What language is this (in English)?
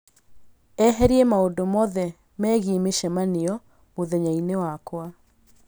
Kikuyu